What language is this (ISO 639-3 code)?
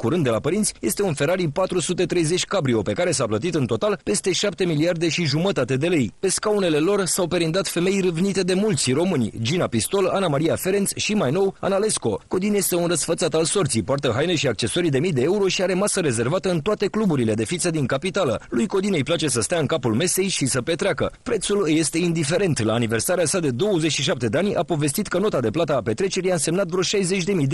ron